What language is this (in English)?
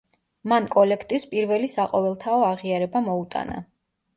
Georgian